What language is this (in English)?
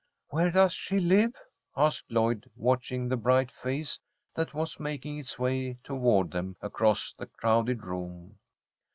English